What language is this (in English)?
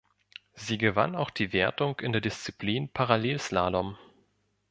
German